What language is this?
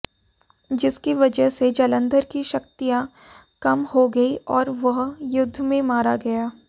Hindi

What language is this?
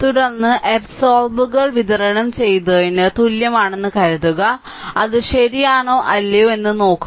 Malayalam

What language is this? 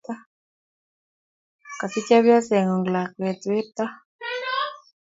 Kalenjin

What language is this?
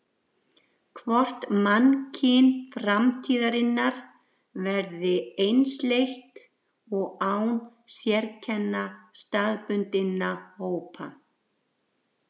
Icelandic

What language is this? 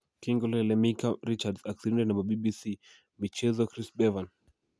Kalenjin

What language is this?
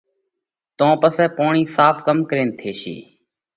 Parkari Koli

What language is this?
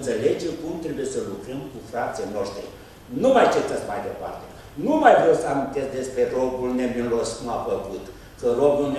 Romanian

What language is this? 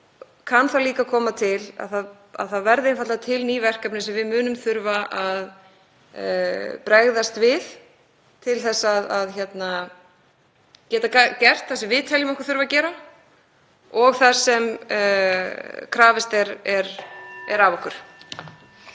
Icelandic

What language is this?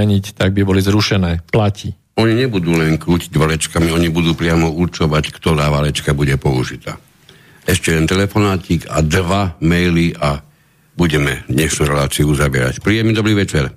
Slovak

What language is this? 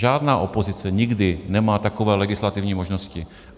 Czech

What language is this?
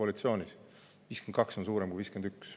Estonian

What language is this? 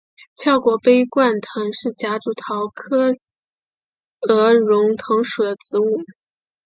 Chinese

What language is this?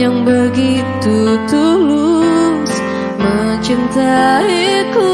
Indonesian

